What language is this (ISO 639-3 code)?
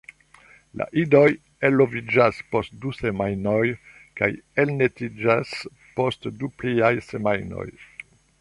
epo